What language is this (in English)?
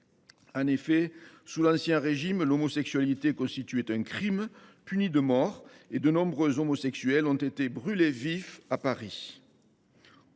French